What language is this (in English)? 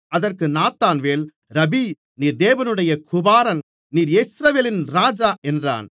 Tamil